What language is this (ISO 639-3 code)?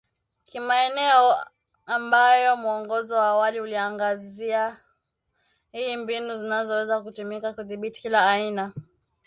swa